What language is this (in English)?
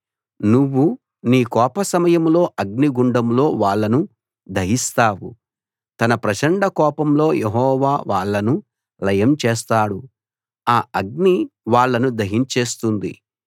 Telugu